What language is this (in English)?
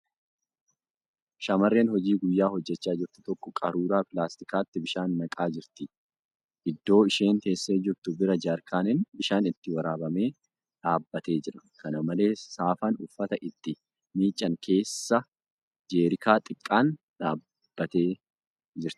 Oromo